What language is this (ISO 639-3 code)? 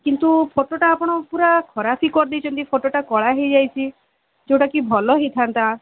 ori